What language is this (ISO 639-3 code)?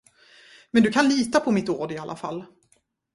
swe